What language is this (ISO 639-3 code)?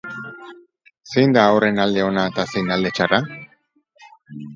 eus